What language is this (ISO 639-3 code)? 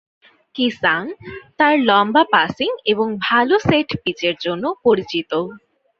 ben